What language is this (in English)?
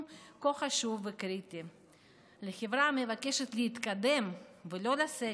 Hebrew